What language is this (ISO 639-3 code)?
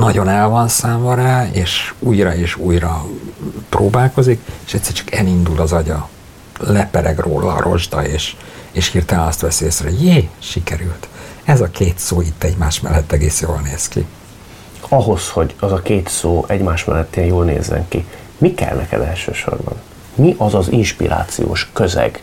hun